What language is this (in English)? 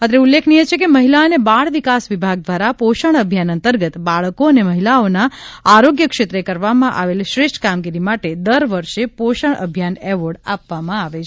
Gujarati